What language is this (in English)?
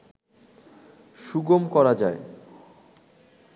Bangla